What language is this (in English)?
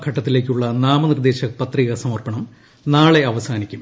Malayalam